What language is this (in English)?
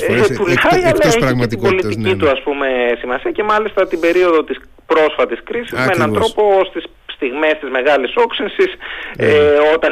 Greek